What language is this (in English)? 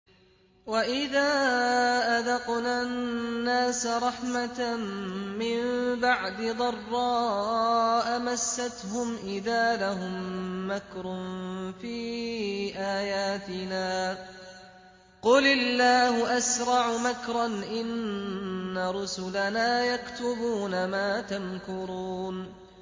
Arabic